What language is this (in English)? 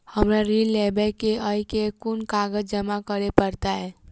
Maithili